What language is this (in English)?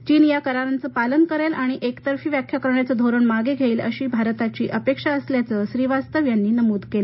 Marathi